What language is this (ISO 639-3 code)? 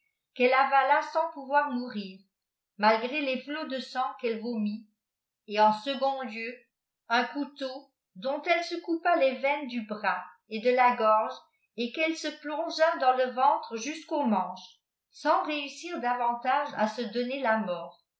fra